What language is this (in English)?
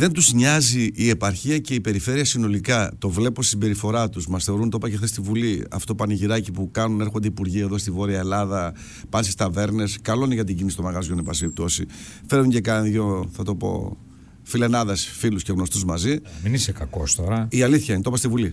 Greek